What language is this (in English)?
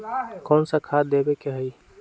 Magahi